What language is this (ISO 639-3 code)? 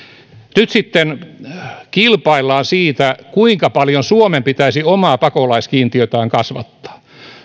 fin